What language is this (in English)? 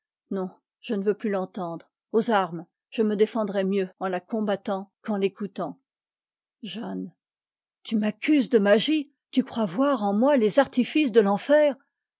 French